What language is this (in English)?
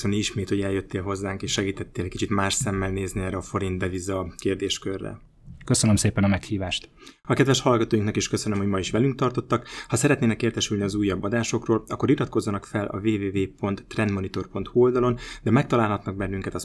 Hungarian